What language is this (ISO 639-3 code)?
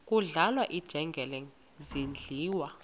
xho